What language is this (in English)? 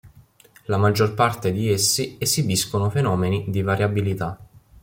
Italian